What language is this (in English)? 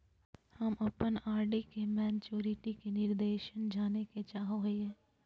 Magahi